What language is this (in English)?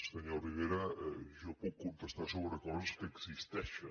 Catalan